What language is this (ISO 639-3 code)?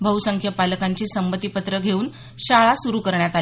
mar